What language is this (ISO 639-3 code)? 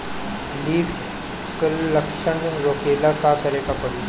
bho